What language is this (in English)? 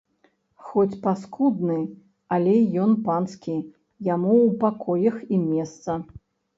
Belarusian